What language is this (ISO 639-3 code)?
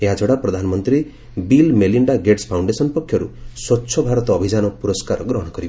ori